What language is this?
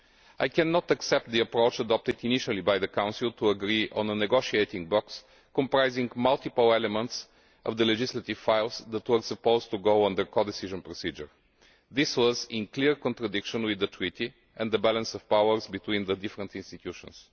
English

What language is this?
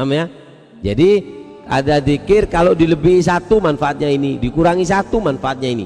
Indonesian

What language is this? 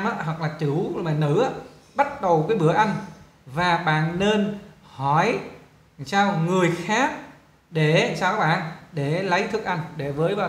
Vietnamese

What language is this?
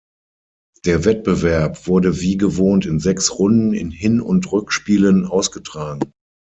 German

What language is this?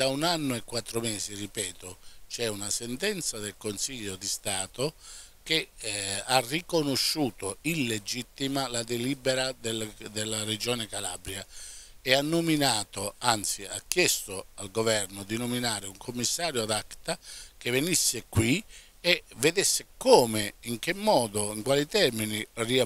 Italian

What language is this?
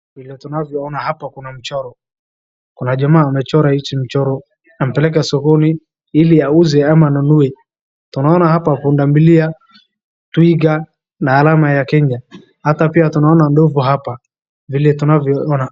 Swahili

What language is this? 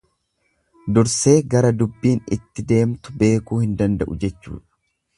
Oromo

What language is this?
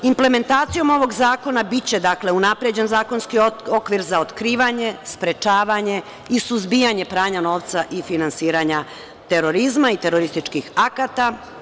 Serbian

